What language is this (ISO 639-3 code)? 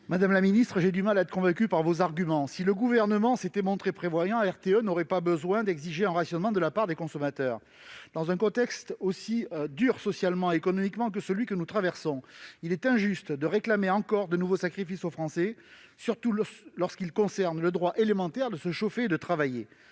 fra